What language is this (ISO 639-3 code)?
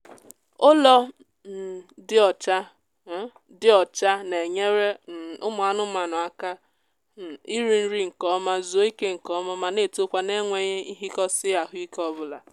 ibo